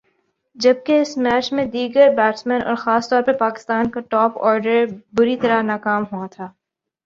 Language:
Urdu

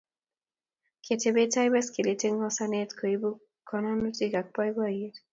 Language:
Kalenjin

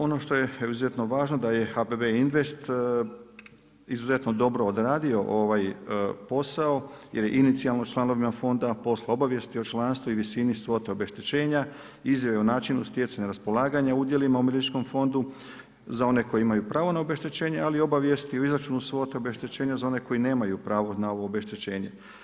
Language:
Croatian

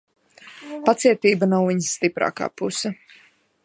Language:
Latvian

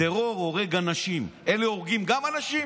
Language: Hebrew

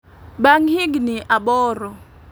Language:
Luo (Kenya and Tanzania)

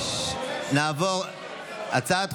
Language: Hebrew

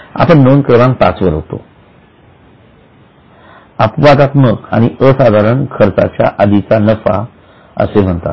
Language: Marathi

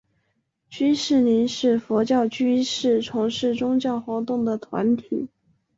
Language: Chinese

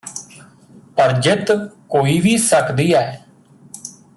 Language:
Punjabi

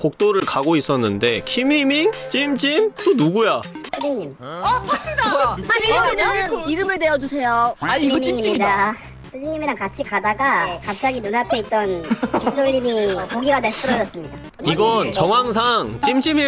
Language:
Korean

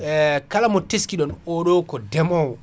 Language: Fula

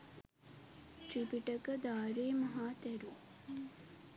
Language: Sinhala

